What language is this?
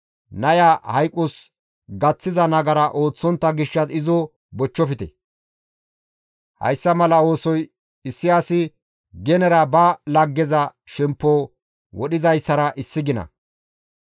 Gamo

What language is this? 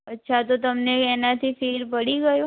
Gujarati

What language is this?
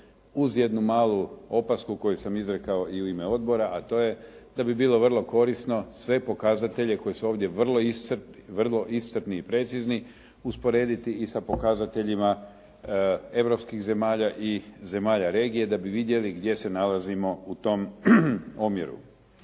Croatian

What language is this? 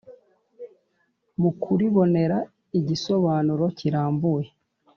Kinyarwanda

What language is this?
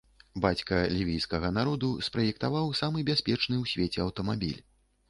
Belarusian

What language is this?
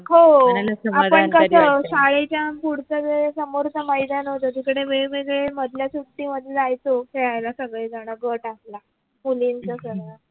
Marathi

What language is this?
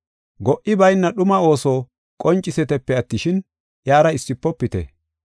Gofa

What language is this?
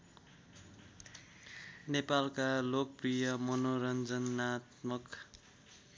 Nepali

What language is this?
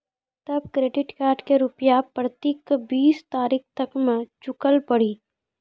Maithili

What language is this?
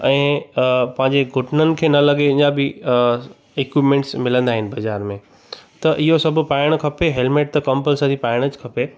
Sindhi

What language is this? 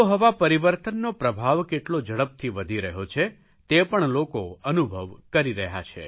Gujarati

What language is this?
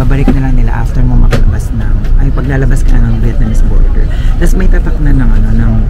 Filipino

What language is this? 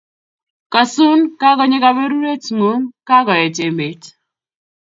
Kalenjin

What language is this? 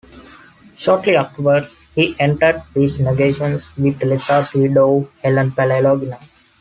English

